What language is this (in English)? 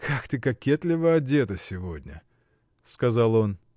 Russian